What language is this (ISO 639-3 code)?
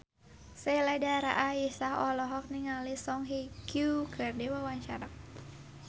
sun